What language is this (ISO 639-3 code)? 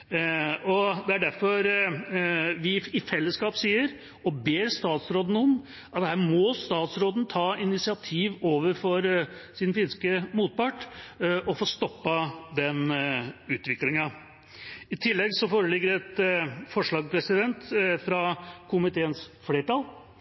nob